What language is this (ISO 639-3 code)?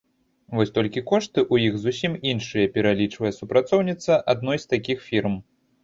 bel